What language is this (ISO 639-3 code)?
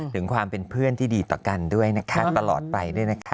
tha